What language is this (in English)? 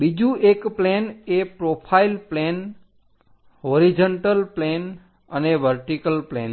Gujarati